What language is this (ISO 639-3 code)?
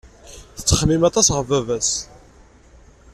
kab